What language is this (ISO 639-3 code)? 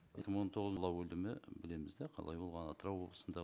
kaz